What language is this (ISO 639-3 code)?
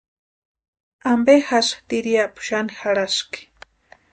pua